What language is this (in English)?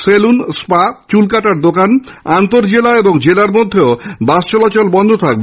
Bangla